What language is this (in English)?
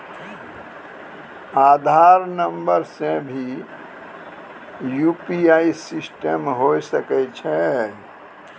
Maithili